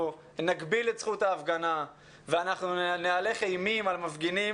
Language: Hebrew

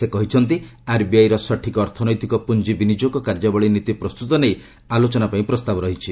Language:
Odia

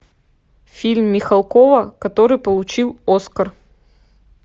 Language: Russian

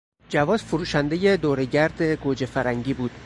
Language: Persian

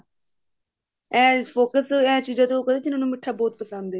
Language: Punjabi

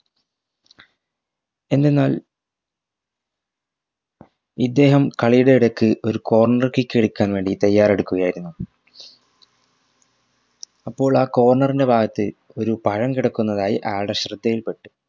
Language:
Malayalam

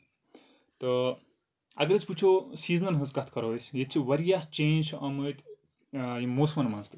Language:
Kashmiri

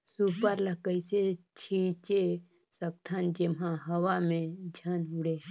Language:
Chhattisgarhi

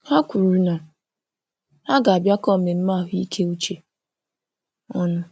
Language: Igbo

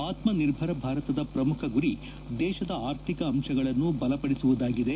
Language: Kannada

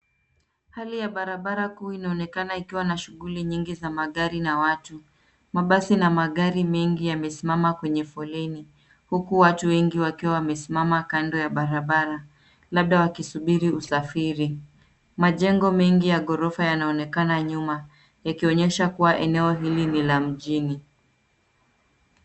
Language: Swahili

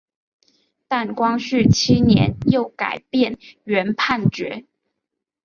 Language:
Chinese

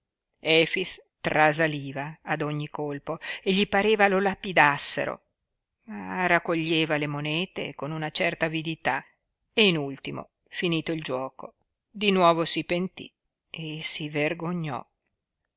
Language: Italian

